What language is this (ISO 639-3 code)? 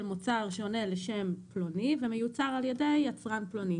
heb